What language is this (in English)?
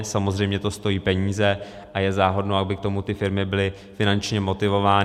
Czech